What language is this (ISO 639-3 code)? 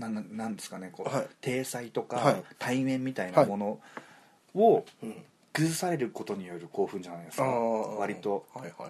jpn